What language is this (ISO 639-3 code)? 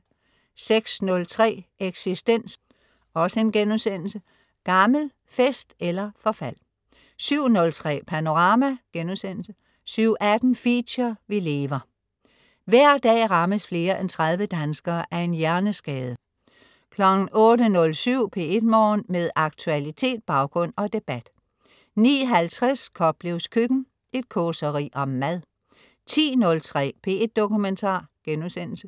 dan